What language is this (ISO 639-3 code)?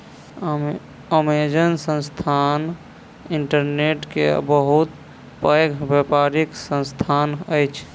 mai